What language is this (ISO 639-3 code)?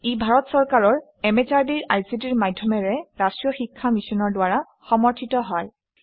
asm